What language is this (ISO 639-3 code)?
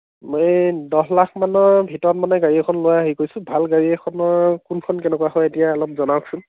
asm